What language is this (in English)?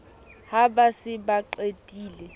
Southern Sotho